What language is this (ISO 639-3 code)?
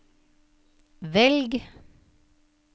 nor